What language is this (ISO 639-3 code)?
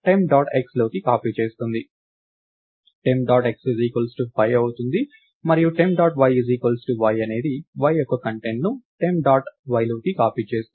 tel